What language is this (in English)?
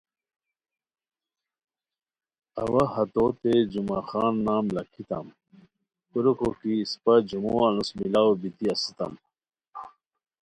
Khowar